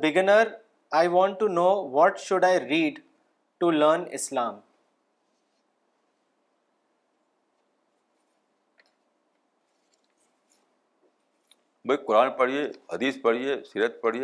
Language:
Urdu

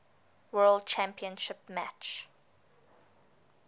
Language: English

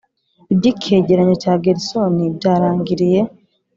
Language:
Kinyarwanda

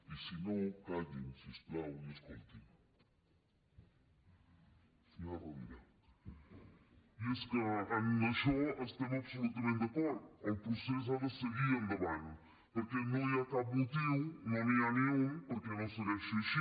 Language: Catalan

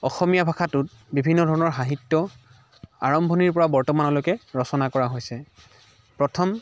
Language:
Assamese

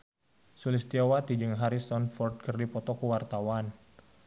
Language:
Sundanese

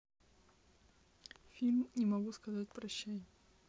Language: Russian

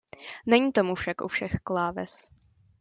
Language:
Czech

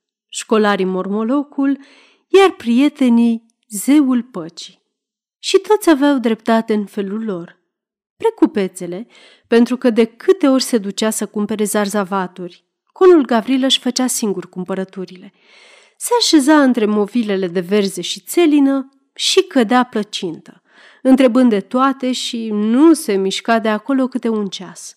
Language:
Romanian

